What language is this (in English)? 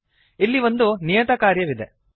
Kannada